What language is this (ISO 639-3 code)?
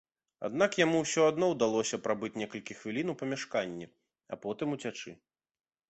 bel